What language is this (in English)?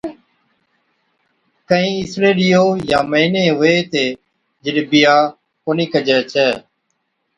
Od